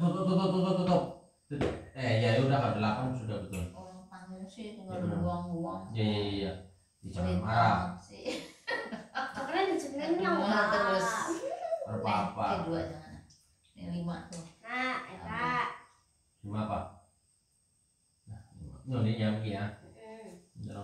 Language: Indonesian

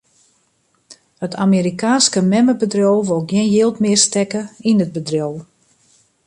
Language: Western Frisian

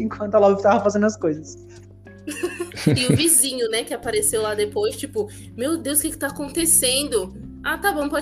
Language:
Portuguese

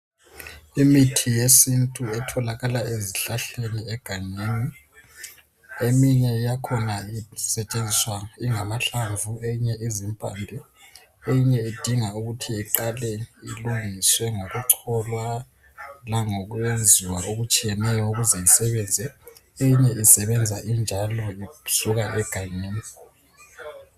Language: North Ndebele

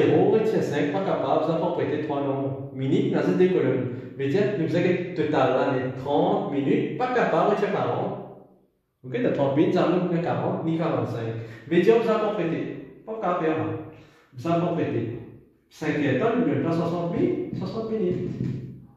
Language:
French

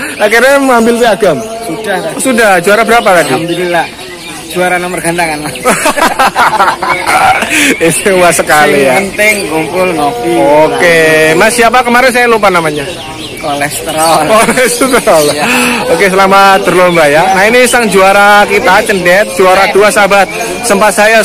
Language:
Indonesian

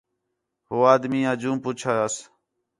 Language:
Khetrani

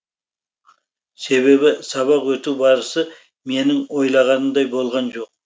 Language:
Kazakh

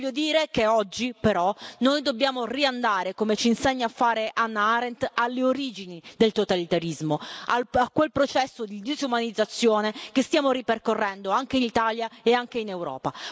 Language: Italian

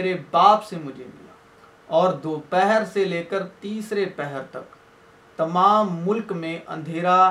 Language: Urdu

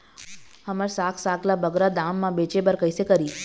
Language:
Chhattisgarhi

